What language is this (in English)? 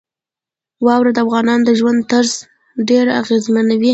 Pashto